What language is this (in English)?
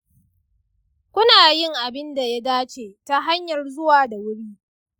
Hausa